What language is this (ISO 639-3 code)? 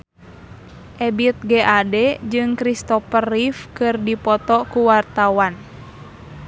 sun